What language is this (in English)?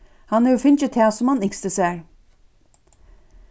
Faroese